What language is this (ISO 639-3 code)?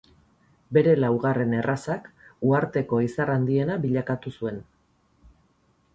eus